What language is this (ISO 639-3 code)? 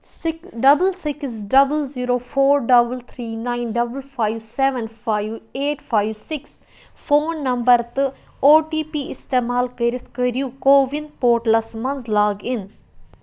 kas